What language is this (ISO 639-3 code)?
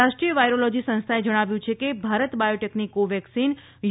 guj